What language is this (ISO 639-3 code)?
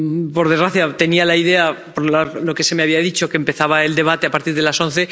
spa